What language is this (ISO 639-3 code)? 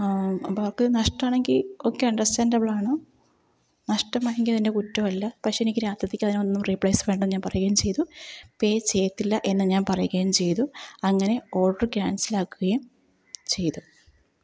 mal